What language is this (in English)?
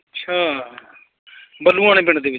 Punjabi